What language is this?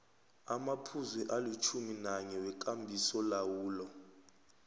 South Ndebele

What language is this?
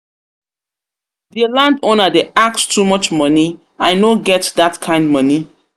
Nigerian Pidgin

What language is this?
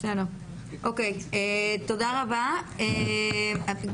Hebrew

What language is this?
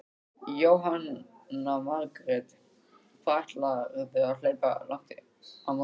Icelandic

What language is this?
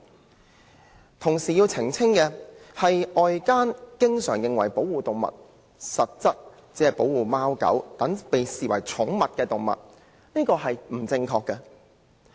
Cantonese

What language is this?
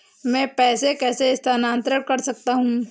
Hindi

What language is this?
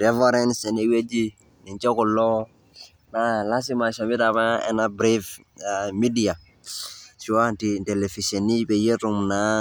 Masai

